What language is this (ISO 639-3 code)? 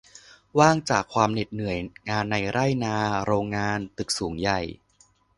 tha